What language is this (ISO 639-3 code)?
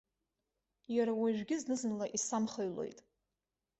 abk